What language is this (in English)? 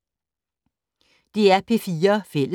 Danish